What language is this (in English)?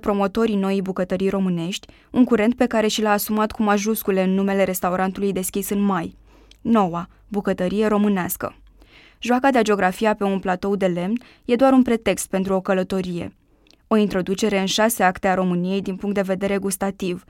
Romanian